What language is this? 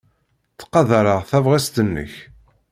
Kabyle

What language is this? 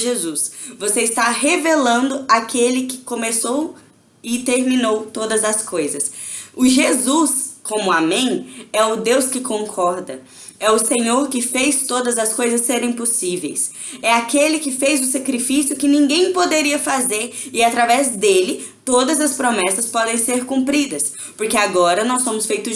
Portuguese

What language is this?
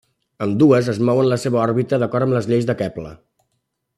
Catalan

